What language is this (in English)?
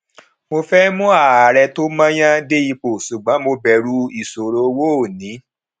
Yoruba